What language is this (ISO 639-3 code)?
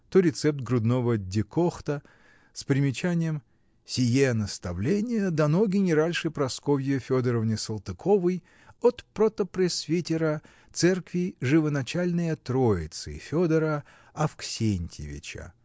rus